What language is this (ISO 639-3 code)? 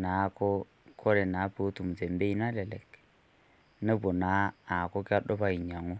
mas